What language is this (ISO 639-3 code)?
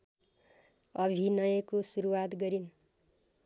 nep